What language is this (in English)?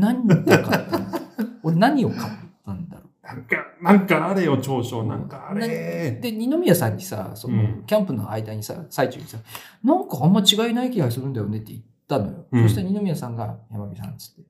Japanese